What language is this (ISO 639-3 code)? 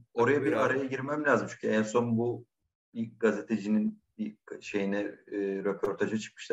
tur